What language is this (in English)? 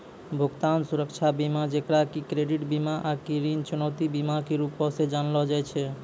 Maithili